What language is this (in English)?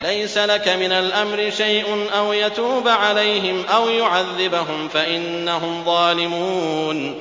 Arabic